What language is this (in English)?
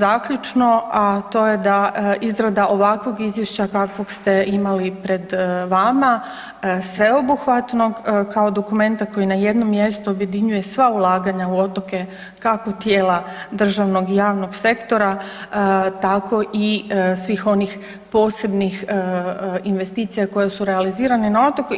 Croatian